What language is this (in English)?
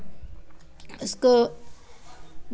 Hindi